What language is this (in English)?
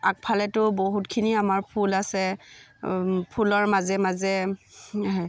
Assamese